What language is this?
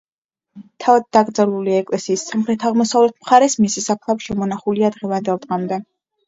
Georgian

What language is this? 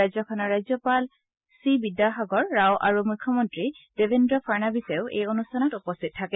Assamese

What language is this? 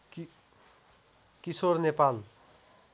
Nepali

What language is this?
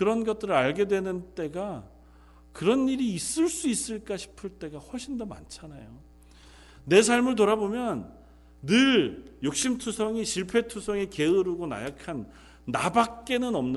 Korean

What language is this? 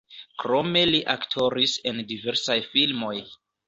Esperanto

